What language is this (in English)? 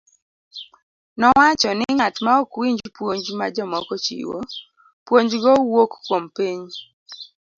Luo (Kenya and Tanzania)